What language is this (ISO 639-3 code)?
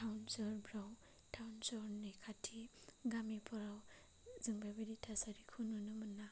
brx